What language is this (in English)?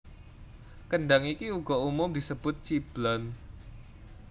Javanese